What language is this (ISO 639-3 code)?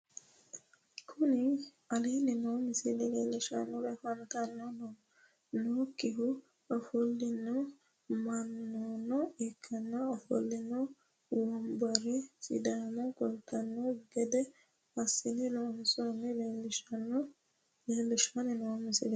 sid